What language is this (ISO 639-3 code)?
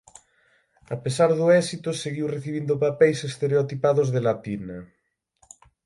glg